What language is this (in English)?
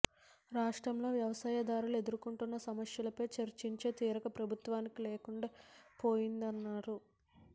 Telugu